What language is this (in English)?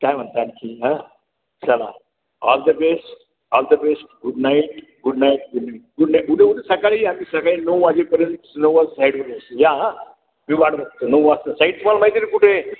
Marathi